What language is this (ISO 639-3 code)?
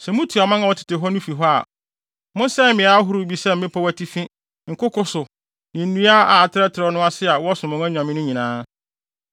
aka